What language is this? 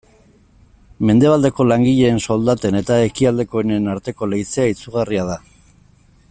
Basque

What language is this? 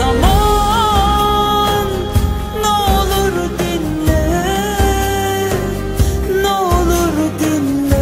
Turkish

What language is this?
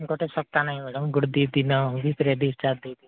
Odia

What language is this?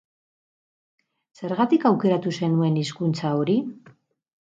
Basque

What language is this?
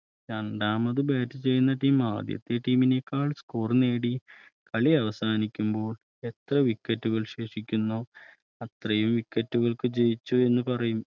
Malayalam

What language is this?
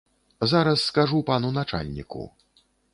Belarusian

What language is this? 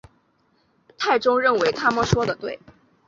Chinese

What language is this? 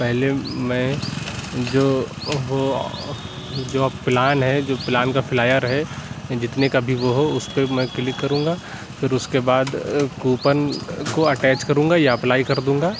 Urdu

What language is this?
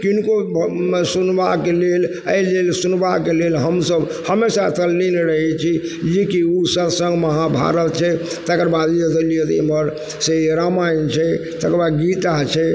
Maithili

